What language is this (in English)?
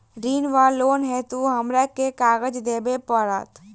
Maithili